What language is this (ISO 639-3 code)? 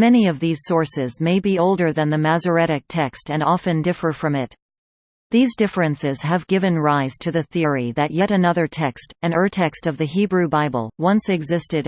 eng